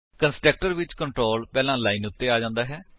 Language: Punjabi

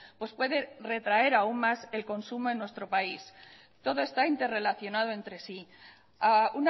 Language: Spanish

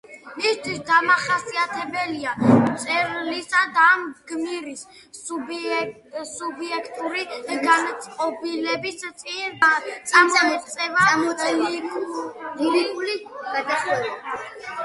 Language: Georgian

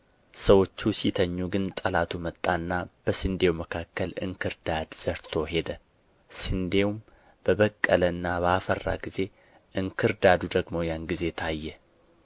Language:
Amharic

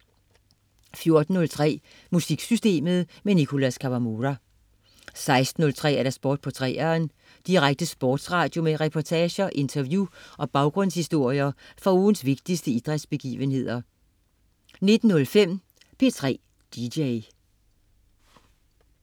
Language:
Danish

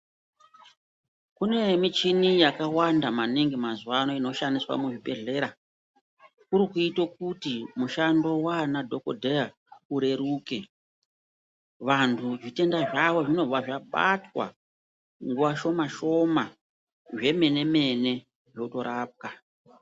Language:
Ndau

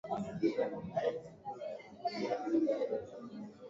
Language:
Swahili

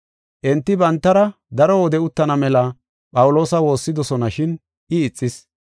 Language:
Gofa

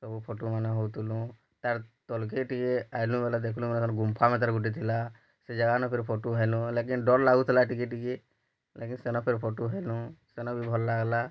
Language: Odia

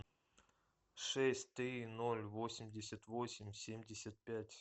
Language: Russian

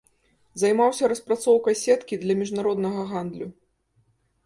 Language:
Belarusian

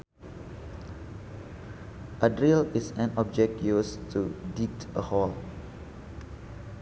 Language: Sundanese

